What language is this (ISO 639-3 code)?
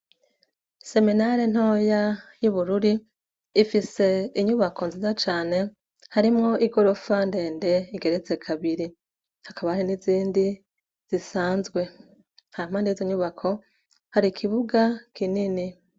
run